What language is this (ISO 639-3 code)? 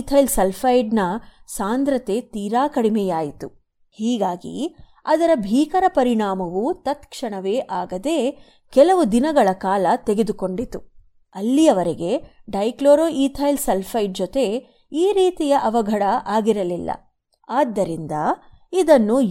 kan